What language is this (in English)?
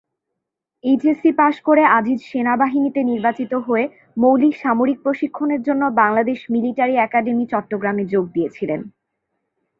Bangla